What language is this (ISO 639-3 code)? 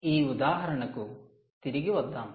tel